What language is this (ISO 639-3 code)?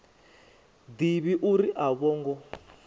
ven